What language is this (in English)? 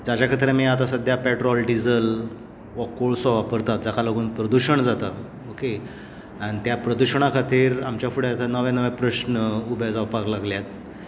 Konkani